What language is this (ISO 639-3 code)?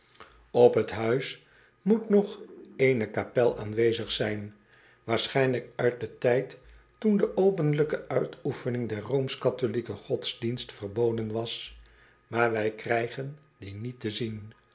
nld